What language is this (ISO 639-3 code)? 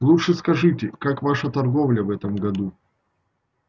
rus